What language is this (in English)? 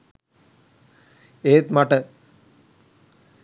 Sinhala